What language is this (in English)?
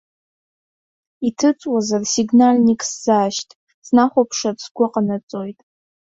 Abkhazian